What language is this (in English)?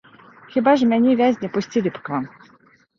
Belarusian